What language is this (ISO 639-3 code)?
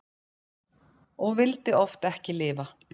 isl